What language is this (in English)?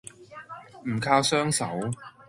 Cantonese